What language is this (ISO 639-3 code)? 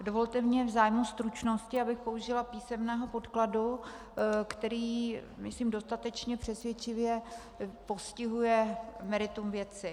ces